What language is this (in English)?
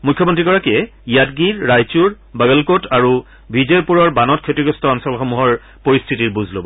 Assamese